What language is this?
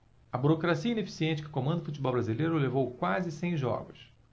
Portuguese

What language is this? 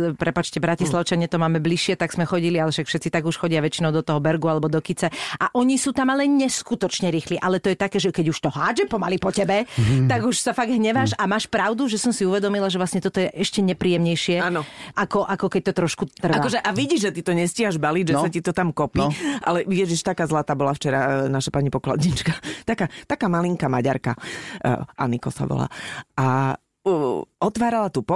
Slovak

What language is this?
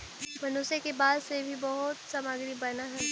Magahi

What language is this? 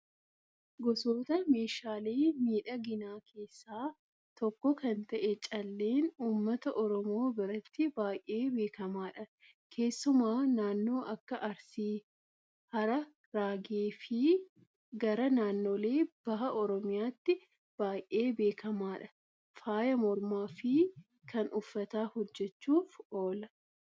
Oromo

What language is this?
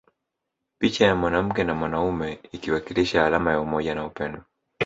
Swahili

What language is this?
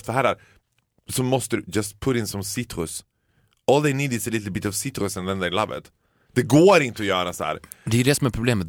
Swedish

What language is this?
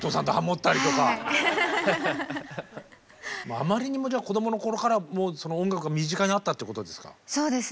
Japanese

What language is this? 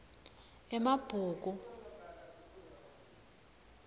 Swati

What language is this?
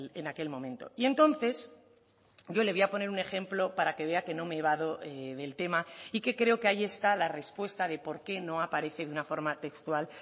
Spanish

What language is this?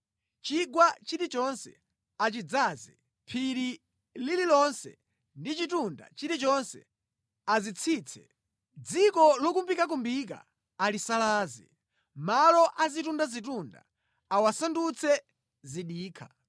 Nyanja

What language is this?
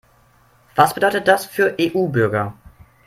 German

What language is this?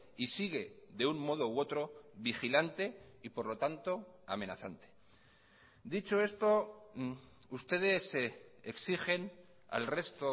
Spanish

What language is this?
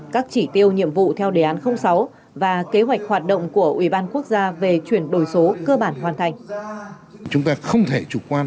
Vietnamese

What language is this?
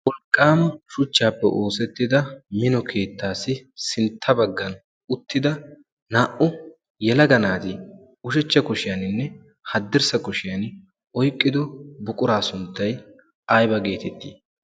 Wolaytta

